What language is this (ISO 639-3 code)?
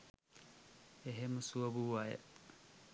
sin